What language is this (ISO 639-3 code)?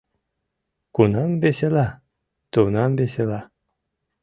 chm